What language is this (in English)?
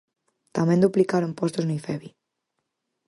Galician